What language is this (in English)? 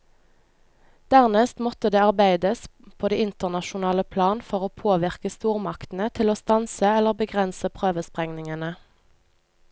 Norwegian